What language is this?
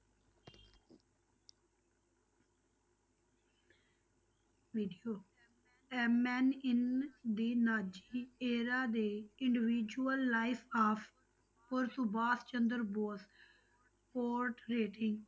Punjabi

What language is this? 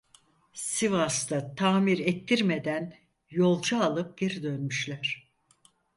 Turkish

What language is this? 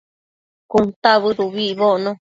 Matsés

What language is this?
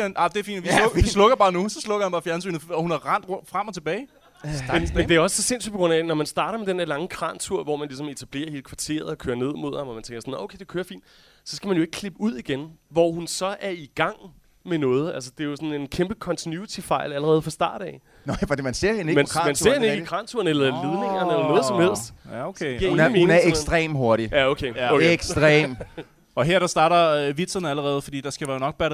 Danish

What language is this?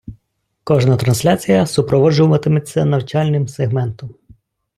Ukrainian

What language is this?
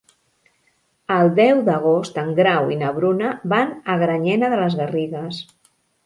Catalan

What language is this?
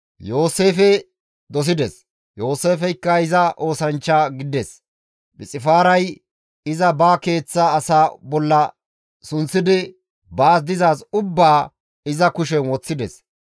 Gamo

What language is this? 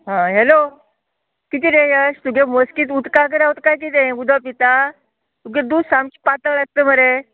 Konkani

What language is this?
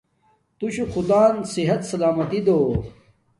Domaaki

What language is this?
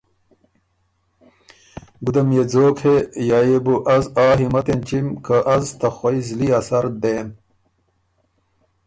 Ormuri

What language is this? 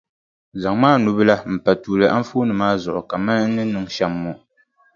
Dagbani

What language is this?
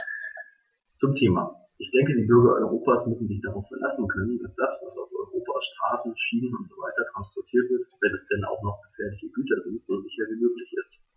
German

